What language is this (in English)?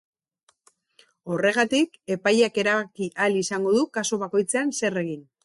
Basque